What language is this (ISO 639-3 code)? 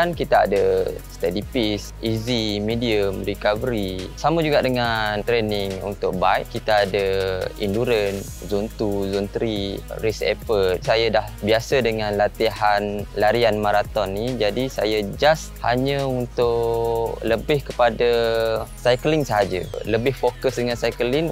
msa